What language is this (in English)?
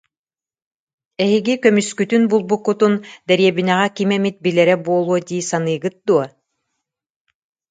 Yakut